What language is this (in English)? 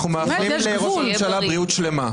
Hebrew